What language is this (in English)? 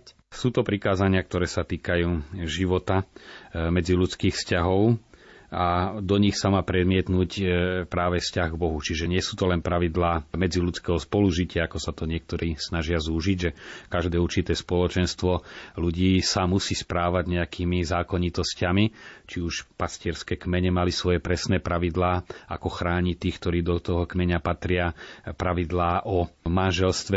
Slovak